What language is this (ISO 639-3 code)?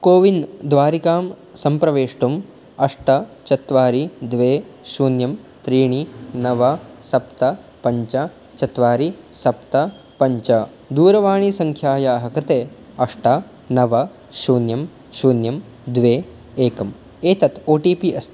san